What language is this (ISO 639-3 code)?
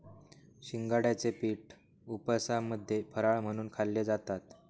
mar